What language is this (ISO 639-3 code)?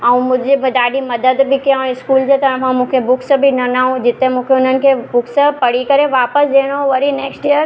snd